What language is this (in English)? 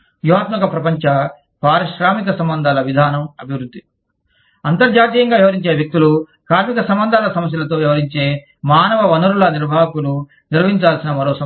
Telugu